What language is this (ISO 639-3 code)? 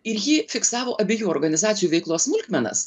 lit